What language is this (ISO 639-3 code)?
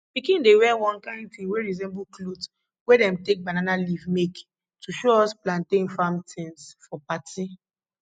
pcm